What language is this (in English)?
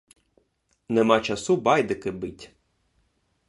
Ukrainian